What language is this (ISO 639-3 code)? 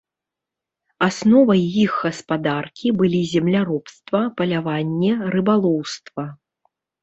bel